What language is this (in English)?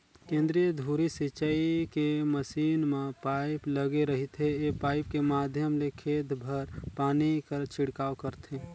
Chhattisgarhi